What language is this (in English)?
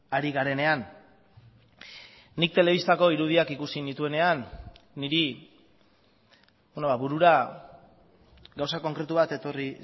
Basque